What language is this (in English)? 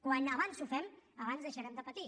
Catalan